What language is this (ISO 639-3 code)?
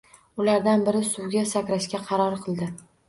uzb